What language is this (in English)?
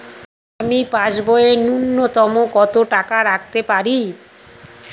Bangla